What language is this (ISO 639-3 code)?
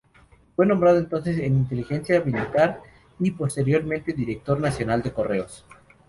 spa